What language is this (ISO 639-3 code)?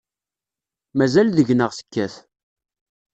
kab